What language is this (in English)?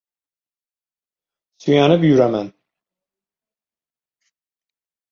Uzbek